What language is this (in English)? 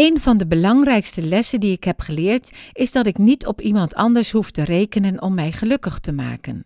Dutch